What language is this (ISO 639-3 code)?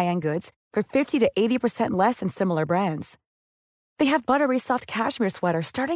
fil